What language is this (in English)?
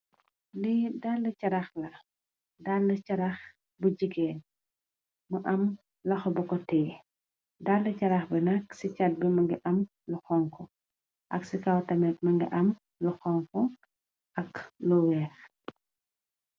Wolof